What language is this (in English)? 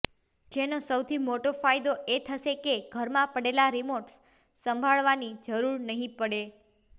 Gujarati